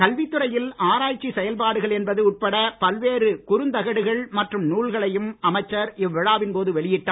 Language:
Tamil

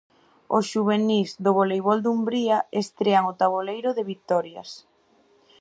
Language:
Galician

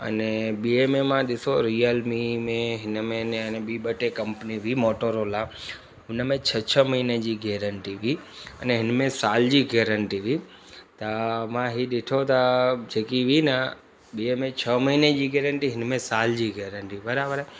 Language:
Sindhi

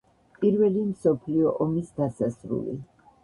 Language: Georgian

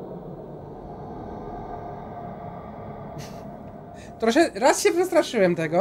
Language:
Polish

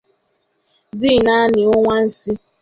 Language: Igbo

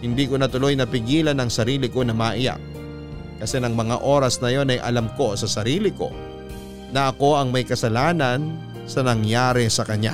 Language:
Filipino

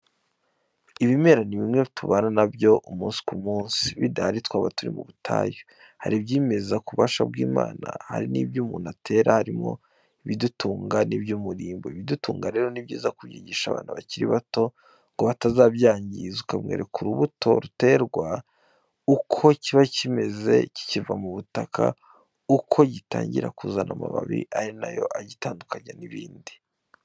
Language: Kinyarwanda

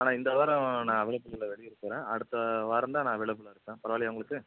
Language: Tamil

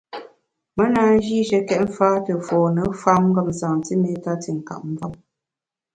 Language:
Bamun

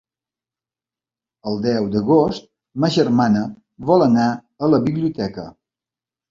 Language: Catalan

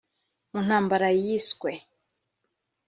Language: Kinyarwanda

